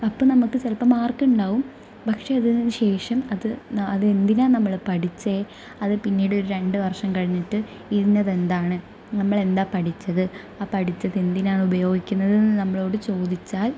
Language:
Malayalam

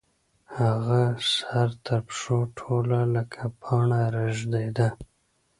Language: Pashto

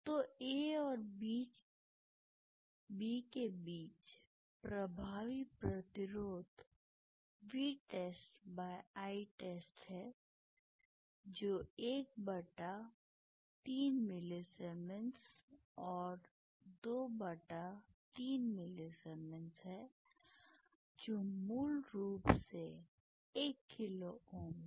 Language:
Hindi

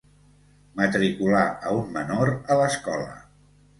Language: Catalan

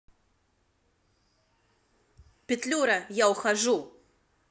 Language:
Russian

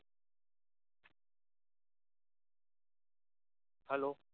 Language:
Marathi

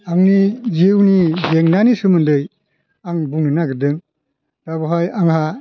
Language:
Bodo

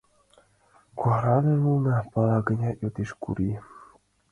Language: Mari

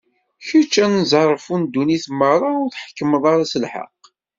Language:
Kabyle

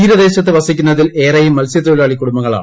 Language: Malayalam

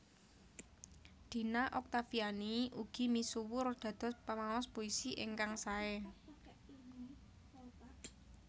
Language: Javanese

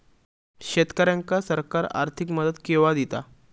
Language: Marathi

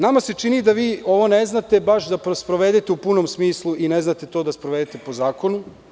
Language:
Serbian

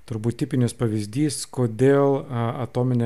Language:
Lithuanian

